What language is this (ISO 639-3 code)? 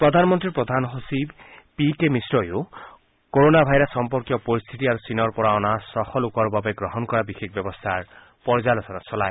asm